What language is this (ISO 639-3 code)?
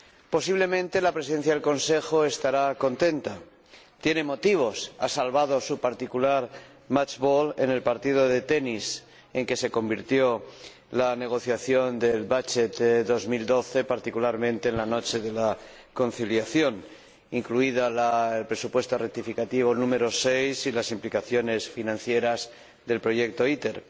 spa